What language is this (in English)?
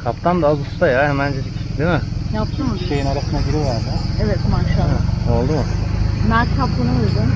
Turkish